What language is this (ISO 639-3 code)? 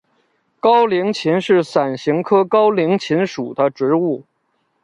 zho